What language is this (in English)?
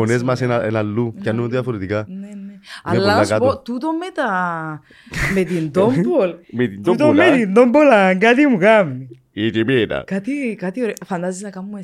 Greek